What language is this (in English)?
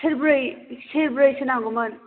Bodo